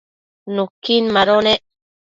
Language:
Matsés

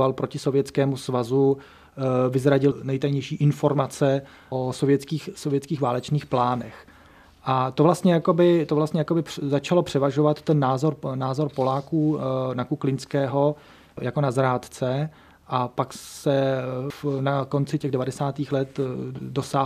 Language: Czech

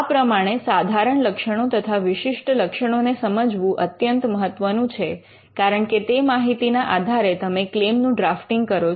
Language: Gujarati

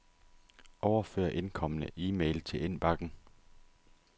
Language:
Danish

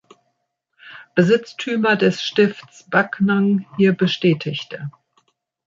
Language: German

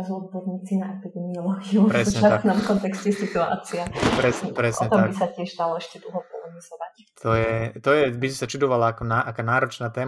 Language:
Slovak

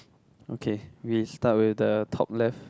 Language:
English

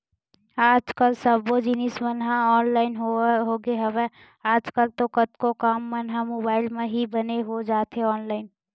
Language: Chhattisgarhi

